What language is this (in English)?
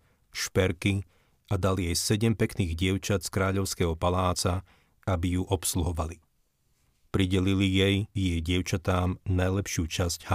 Slovak